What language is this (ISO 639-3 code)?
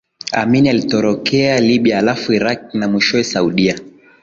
swa